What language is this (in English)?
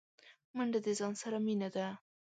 Pashto